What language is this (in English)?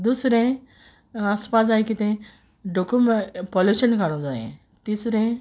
Konkani